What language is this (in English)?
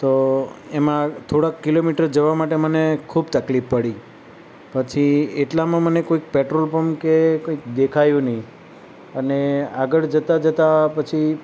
Gujarati